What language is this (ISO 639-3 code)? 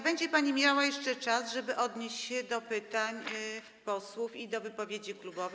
pol